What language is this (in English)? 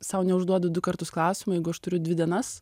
Lithuanian